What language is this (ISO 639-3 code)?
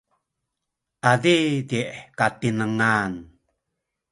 szy